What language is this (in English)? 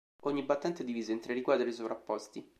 Italian